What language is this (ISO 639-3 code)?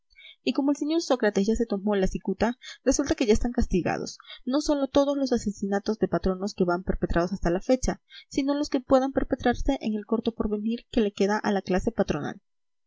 spa